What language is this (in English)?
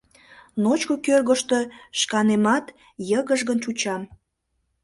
Mari